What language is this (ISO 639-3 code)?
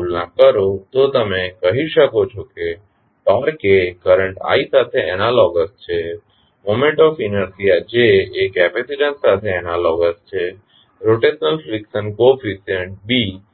guj